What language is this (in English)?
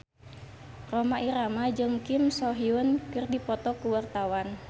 Sundanese